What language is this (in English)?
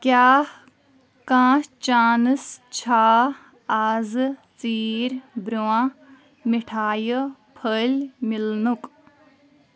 Kashmiri